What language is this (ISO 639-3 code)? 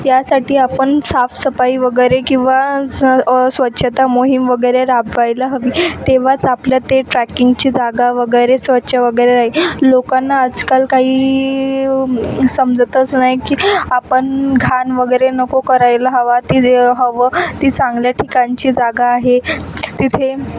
mar